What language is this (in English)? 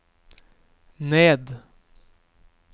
Norwegian